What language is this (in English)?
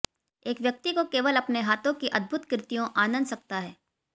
Hindi